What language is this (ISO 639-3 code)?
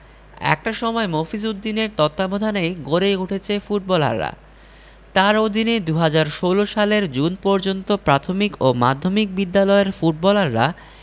ben